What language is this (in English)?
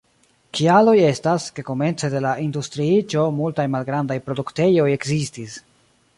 Esperanto